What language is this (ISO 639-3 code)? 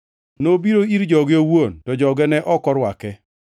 luo